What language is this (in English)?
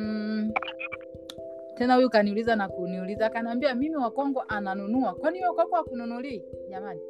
Swahili